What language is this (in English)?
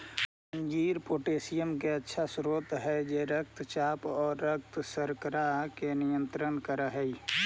Magahi